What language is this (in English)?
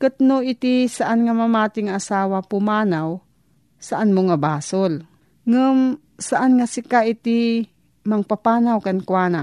Filipino